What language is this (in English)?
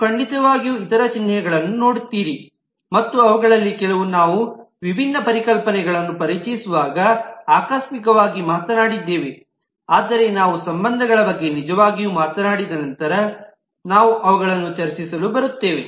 Kannada